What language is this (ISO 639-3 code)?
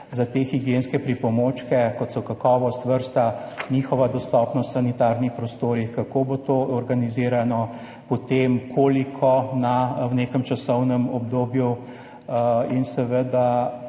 slv